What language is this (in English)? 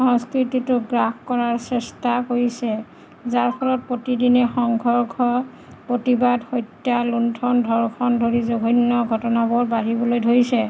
Assamese